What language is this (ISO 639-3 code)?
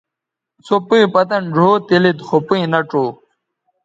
btv